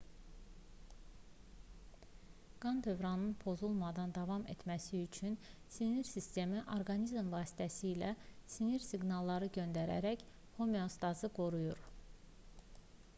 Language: Azerbaijani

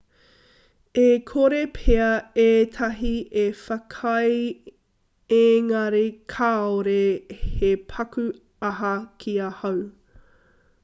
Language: Māori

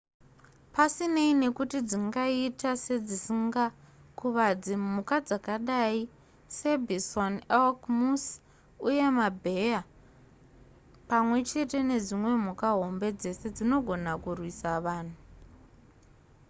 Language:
Shona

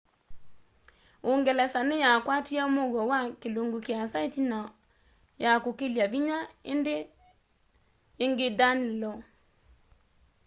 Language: Kamba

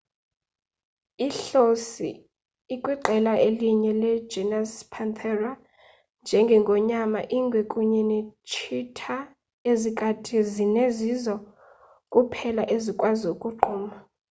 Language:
Xhosa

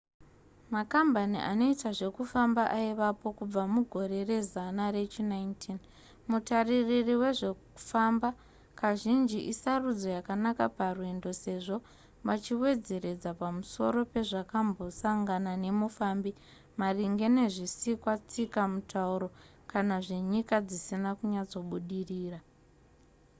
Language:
Shona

